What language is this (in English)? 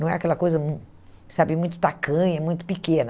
Portuguese